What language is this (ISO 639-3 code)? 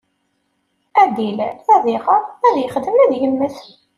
kab